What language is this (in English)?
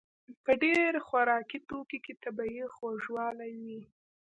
Pashto